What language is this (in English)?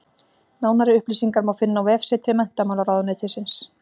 Icelandic